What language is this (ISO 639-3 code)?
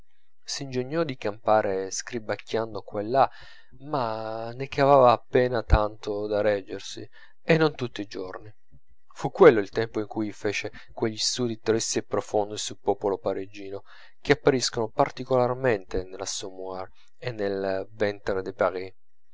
ita